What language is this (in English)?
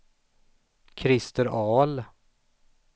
Swedish